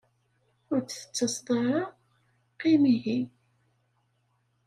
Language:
Kabyle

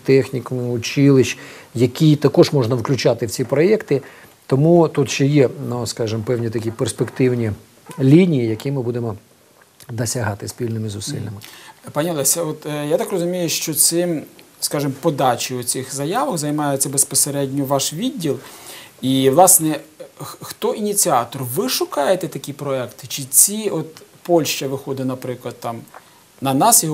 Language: Ukrainian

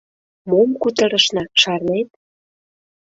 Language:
Mari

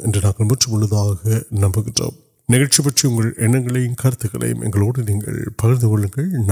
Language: Urdu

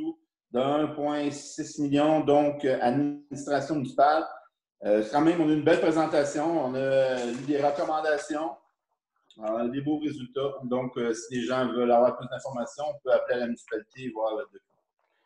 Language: French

